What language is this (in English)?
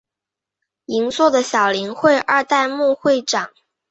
Chinese